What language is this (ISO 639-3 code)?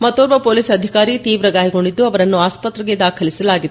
kan